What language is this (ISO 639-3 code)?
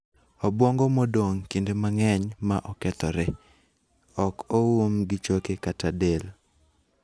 luo